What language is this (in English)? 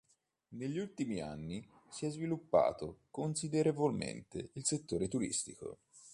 Italian